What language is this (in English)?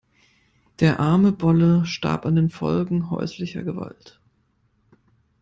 German